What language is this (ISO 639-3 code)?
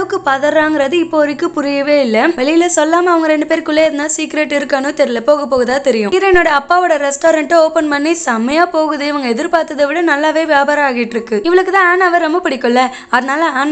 pol